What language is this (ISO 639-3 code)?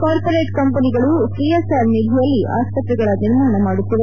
kan